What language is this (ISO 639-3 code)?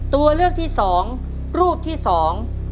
tha